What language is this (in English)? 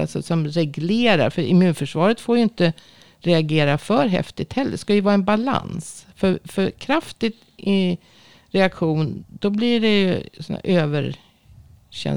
Swedish